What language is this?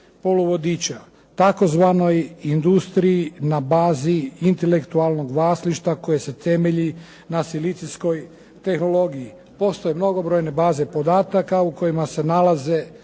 Croatian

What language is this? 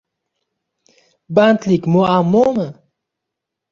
Uzbek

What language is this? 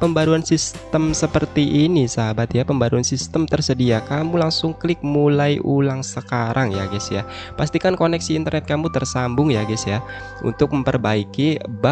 Indonesian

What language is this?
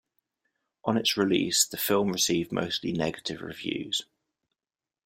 English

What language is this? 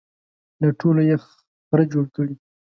Pashto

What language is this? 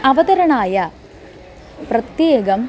Sanskrit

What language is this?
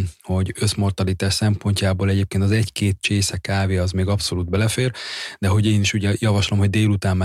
Hungarian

